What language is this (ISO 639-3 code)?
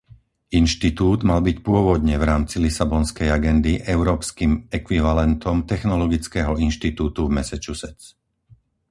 slk